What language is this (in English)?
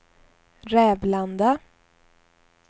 Swedish